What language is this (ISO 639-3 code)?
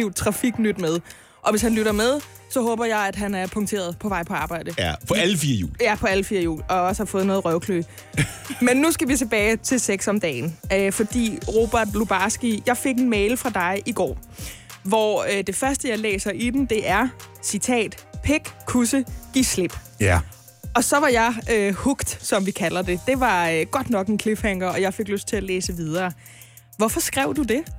dan